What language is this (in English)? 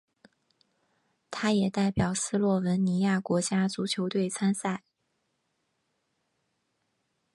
Chinese